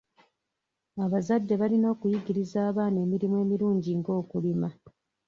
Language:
Ganda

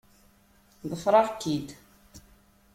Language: Kabyle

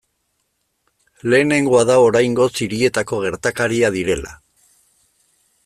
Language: Basque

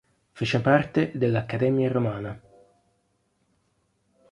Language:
Italian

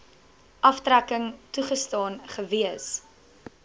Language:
Afrikaans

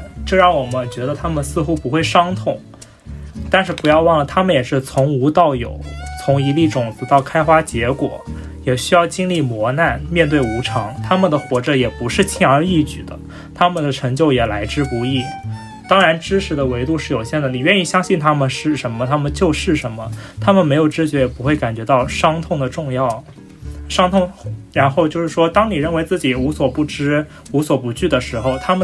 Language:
Chinese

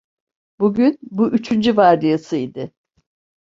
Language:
Turkish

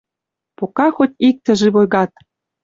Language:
Western Mari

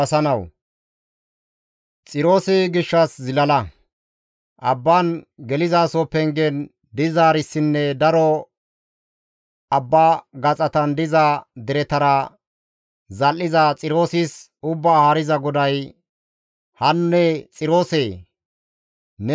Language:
Gamo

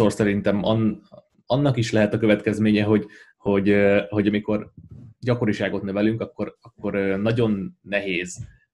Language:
Hungarian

